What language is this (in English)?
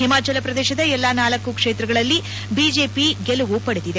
Kannada